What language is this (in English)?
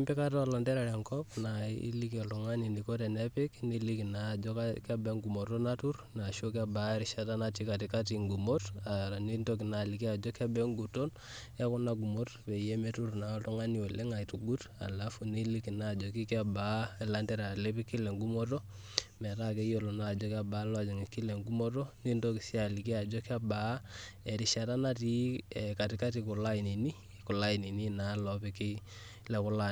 Masai